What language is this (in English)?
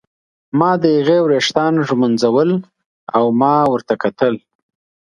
Pashto